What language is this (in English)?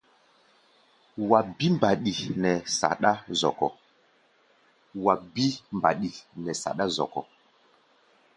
Gbaya